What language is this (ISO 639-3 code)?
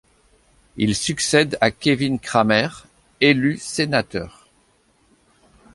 fra